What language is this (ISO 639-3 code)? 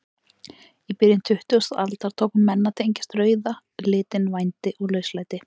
isl